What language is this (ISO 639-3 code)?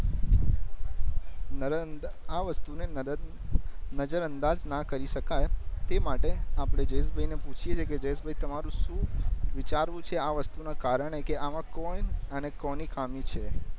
guj